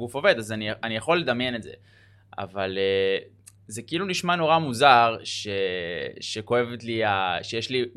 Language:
Hebrew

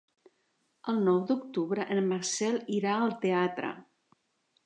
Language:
Catalan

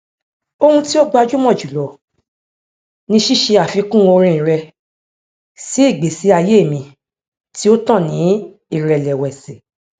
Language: Yoruba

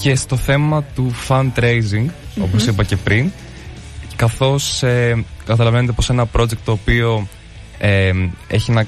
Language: Greek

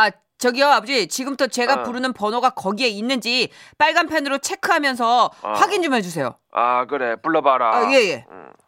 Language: Korean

